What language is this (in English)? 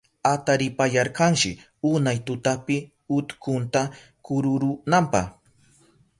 Southern Pastaza Quechua